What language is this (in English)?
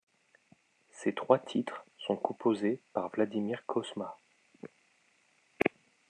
French